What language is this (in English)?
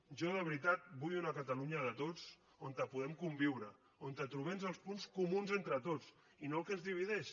Catalan